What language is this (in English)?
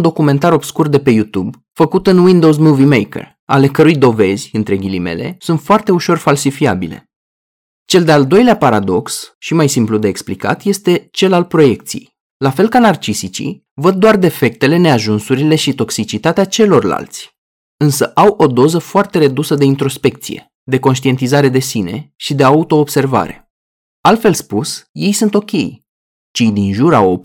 Romanian